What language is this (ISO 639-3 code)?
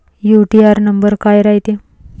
mar